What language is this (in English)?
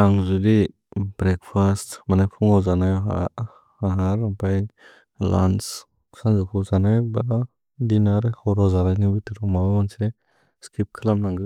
Bodo